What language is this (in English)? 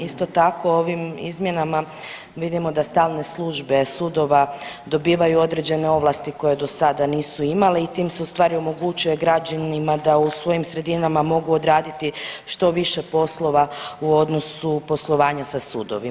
Croatian